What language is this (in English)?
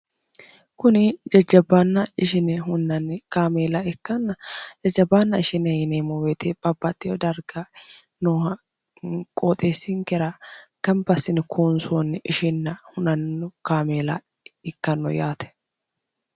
Sidamo